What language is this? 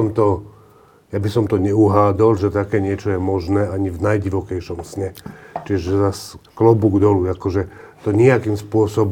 Slovak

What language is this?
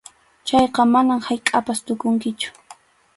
Arequipa-La Unión Quechua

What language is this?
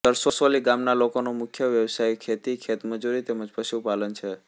Gujarati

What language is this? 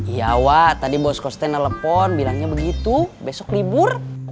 Indonesian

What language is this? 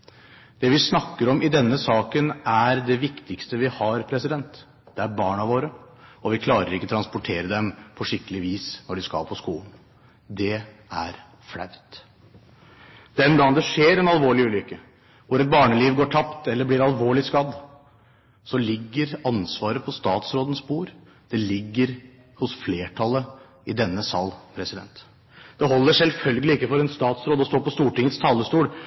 Norwegian Bokmål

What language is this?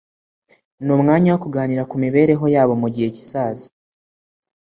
Kinyarwanda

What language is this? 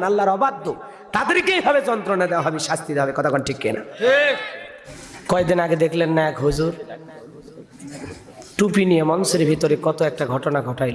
Indonesian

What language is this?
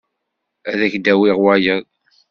Kabyle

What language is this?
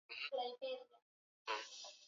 Swahili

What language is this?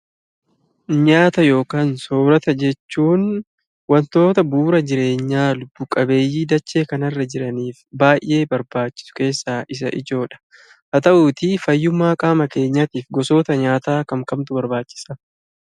Oromo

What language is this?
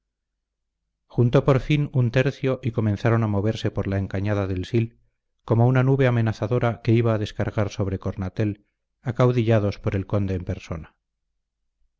Spanish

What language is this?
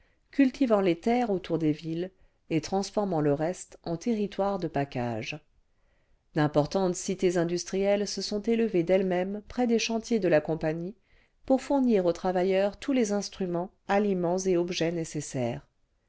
French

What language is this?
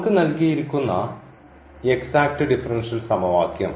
Malayalam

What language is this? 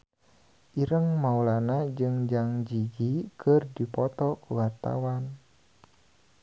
Sundanese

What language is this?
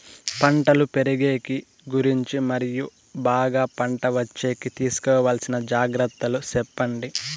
Telugu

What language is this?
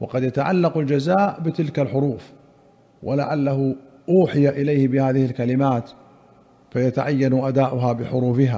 Arabic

